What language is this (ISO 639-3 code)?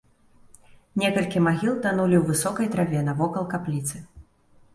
bel